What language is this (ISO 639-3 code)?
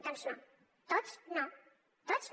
cat